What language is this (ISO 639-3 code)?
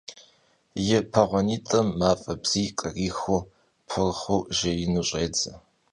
kbd